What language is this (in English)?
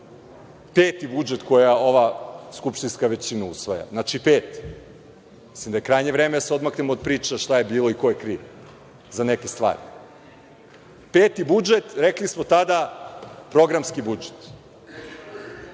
Serbian